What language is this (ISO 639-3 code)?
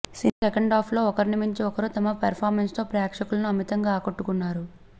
tel